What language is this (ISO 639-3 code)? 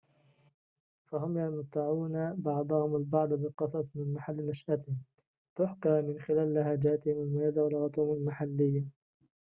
ara